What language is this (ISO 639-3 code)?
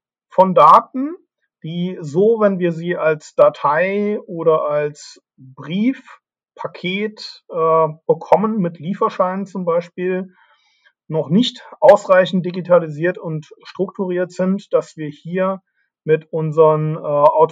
deu